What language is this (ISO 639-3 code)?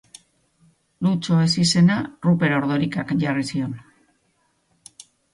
eus